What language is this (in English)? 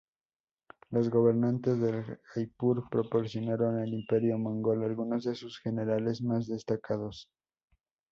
Spanish